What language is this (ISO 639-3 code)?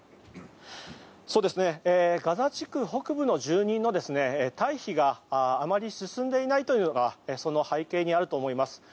jpn